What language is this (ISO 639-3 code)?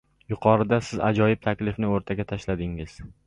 uzb